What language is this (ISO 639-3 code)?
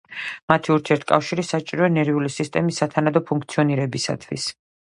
kat